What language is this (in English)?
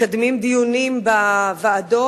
Hebrew